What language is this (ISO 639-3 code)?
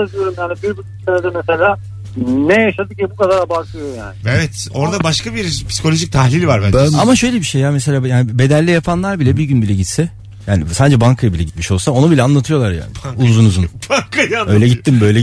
tur